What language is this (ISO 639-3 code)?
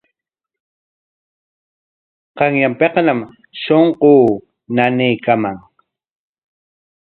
qwa